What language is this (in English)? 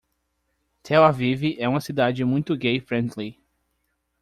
Portuguese